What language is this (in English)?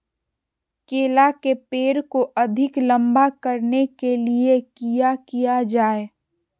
Magahi